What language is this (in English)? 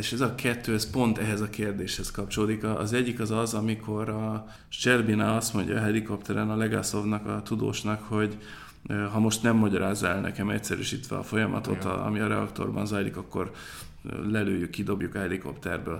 Hungarian